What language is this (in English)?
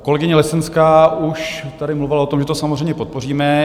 Czech